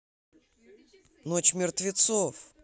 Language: Russian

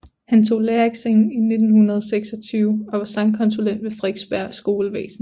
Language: Danish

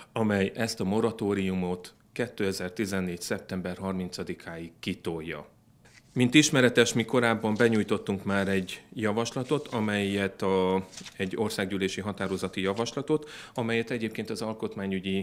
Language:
Hungarian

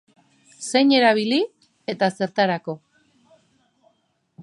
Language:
Basque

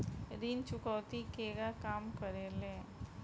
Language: Bhojpuri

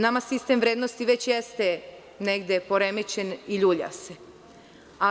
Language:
Serbian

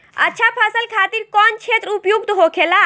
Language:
Bhojpuri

